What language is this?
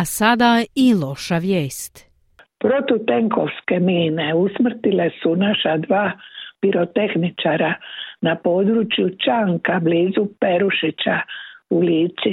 Croatian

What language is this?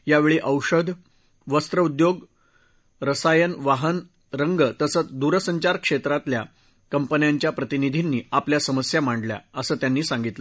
Marathi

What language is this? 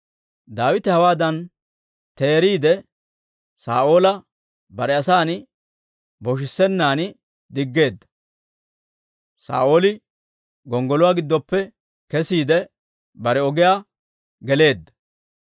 Dawro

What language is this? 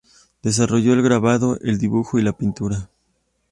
Spanish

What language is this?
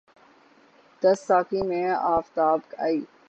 Urdu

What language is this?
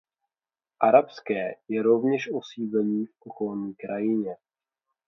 Czech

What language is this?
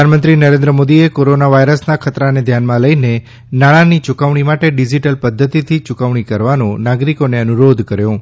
Gujarati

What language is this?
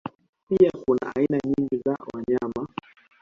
Swahili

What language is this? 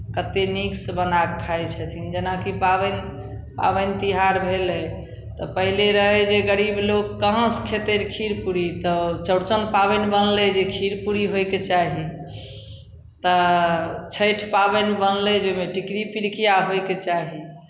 Maithili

